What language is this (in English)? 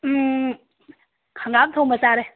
Manipuri